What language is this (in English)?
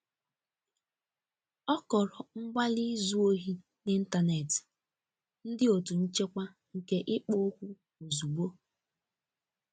Igbo